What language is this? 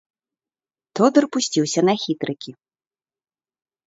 Belarusian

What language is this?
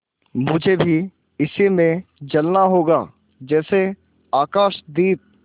Hindi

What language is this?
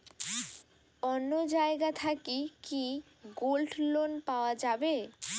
Bangla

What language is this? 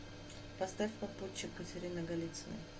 Russian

